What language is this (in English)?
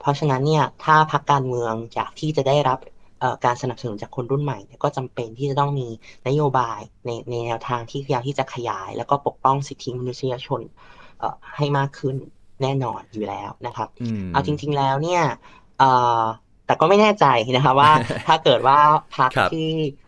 Thai